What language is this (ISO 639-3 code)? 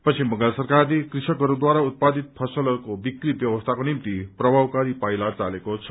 nep